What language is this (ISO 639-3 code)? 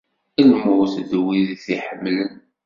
kab